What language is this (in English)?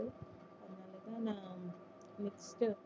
Tamil